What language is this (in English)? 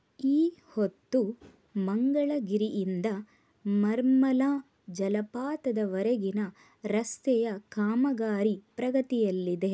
Kannada